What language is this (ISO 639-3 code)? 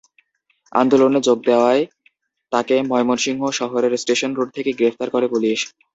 ben